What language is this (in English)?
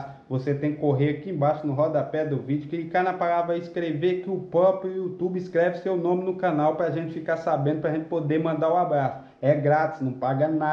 Portuguese